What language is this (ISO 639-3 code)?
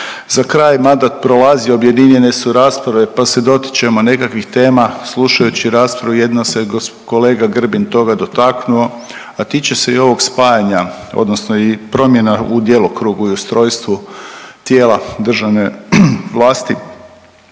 hrv